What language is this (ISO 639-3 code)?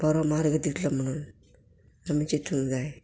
kok